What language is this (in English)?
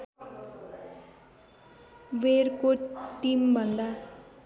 Nepali